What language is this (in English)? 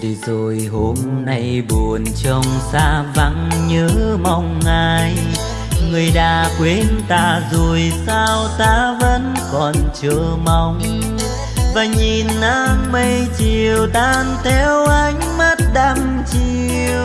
Vietnamese